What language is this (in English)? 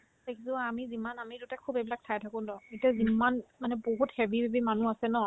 Assamese